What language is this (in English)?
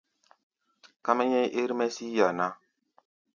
Gbaya